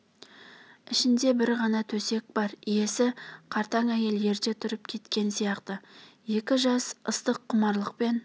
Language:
Kazakh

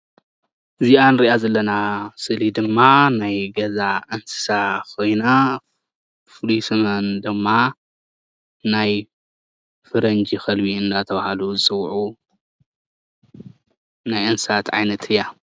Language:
Tigrinya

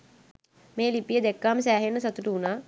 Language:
Sinhala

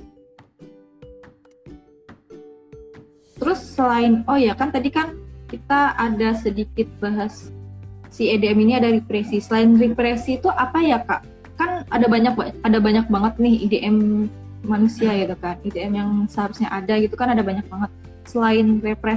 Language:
Indonesian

